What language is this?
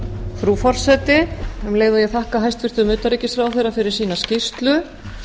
Icelandic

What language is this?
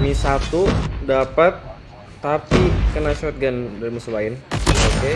Indonesian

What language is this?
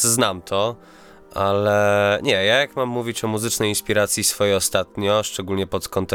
Polish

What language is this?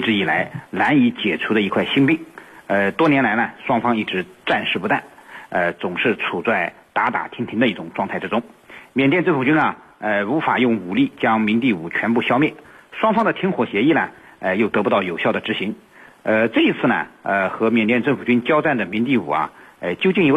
Chinese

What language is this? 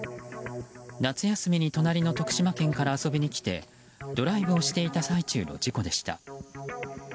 Japanese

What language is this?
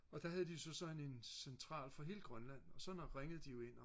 Danish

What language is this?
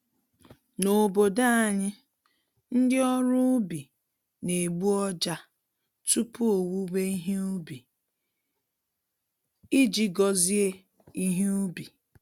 Igbo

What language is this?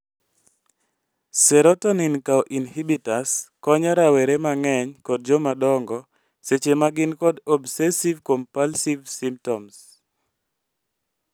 Luo (Kenya and Tanzania)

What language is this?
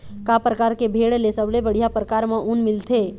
Chhattisgarhi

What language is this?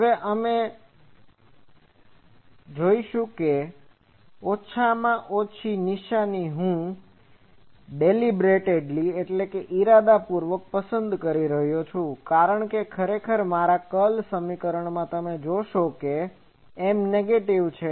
Gujarati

